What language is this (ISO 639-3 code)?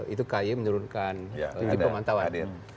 ind